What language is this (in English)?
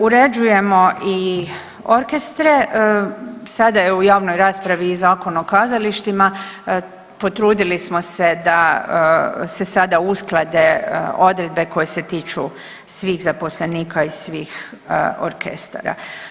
Croatian